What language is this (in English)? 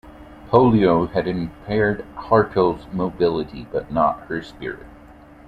English